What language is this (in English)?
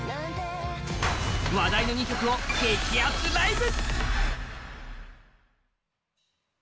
Japanese